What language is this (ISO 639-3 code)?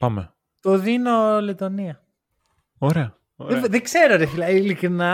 ell